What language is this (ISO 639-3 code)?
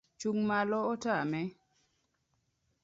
luo